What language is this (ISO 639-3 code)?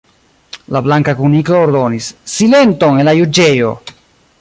epo